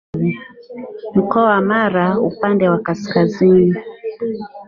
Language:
Swahili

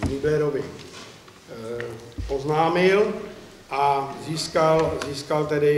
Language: Czech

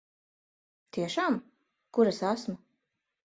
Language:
Latvian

